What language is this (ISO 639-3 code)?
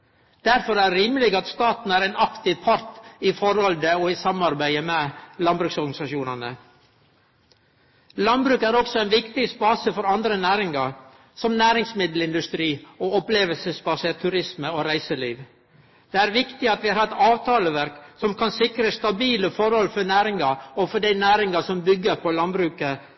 nno